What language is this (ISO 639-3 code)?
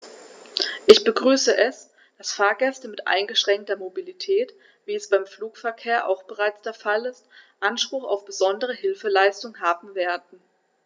deu